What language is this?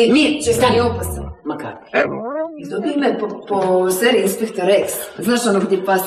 Croatian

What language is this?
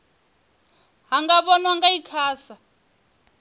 Venda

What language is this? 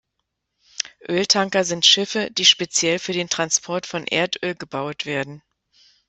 German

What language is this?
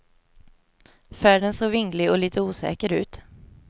Swedish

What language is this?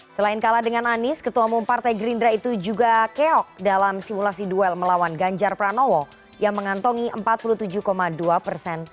Indonesian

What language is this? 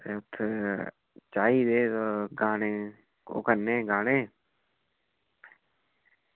Dogri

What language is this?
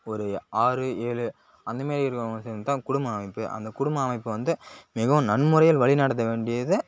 Tamil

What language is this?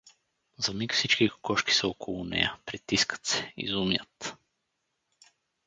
Bulgarian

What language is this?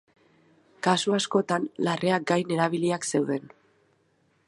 Basque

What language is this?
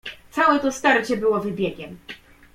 Polish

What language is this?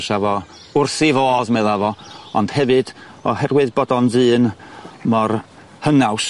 Welsh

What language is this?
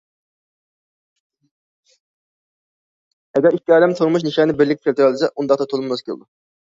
Uyghur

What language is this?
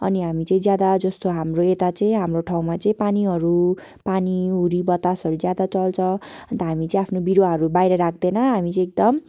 Nepali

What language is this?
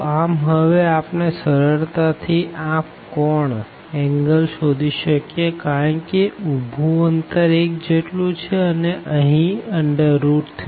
Gujarati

